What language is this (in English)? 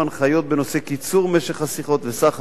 Hebrew